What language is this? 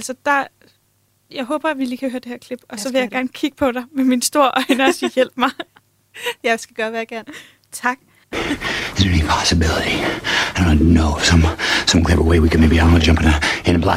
Danish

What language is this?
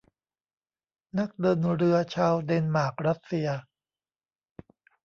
Thai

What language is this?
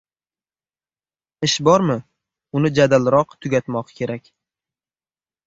Uzbek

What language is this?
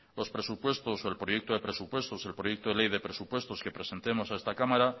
Spanish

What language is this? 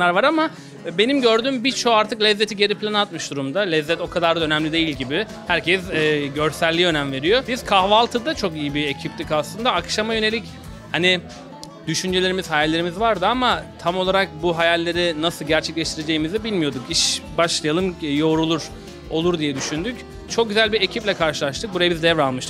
Turkish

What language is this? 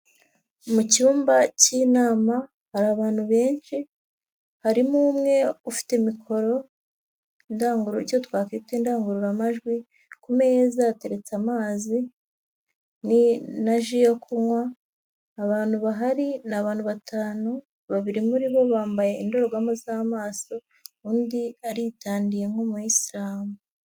Kinyarwanda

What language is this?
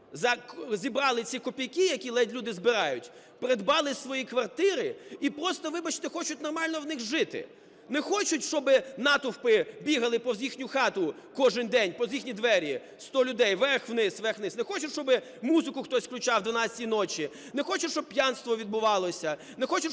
Ukrainian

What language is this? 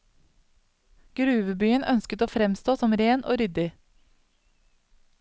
Norwegian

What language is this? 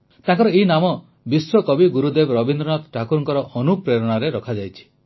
Odia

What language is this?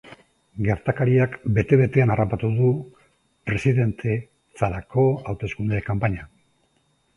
Basque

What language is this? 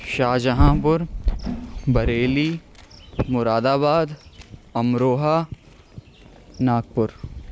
Urdu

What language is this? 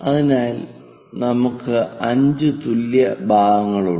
Malayalam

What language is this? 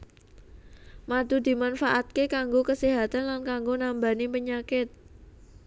Javanese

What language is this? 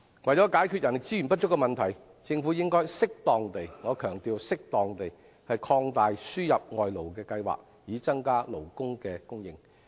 Cantonese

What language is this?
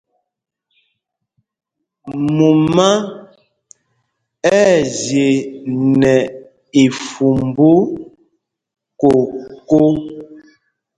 Mpumpong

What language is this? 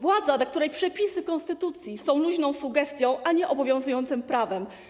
Polish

